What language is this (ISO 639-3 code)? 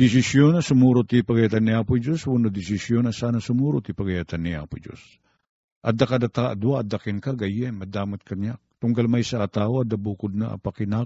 fil